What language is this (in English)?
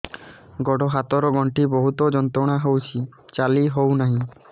Odia